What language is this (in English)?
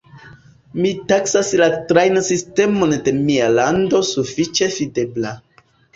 Esperanto